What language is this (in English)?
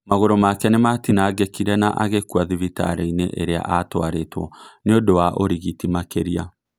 Kikuyu